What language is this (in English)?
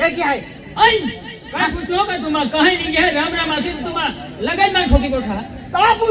Arabic